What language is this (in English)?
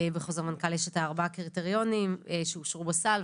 Hebrew